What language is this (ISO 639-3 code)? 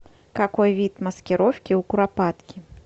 rus